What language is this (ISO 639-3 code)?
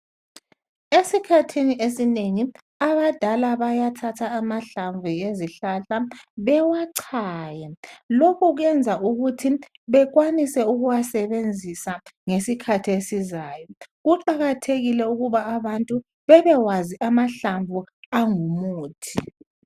nde